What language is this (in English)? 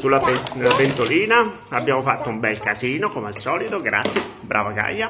Italian